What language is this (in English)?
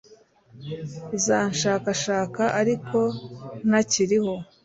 Kinyarwanda